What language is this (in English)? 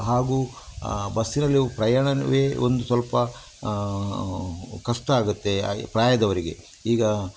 Kannada